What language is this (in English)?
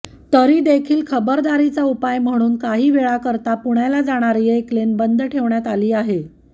Marathi